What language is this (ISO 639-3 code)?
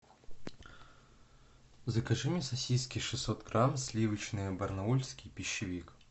rus